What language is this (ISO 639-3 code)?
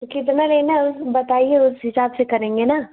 hin